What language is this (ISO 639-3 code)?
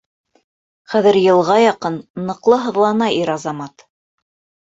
bak